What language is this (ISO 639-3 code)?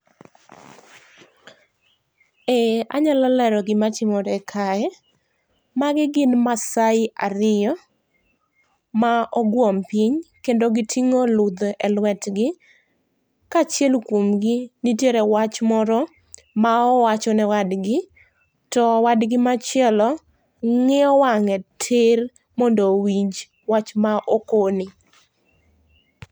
luo